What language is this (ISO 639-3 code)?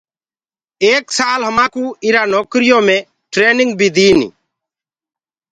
ggg